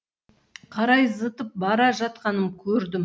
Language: Kazakh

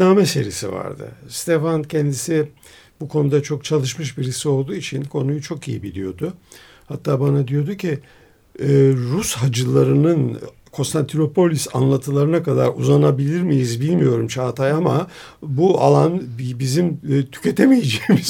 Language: Turkish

